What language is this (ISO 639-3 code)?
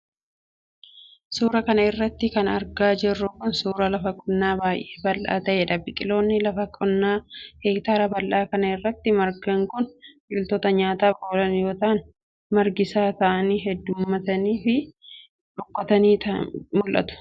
orm